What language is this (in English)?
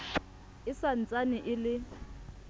Southern Sotho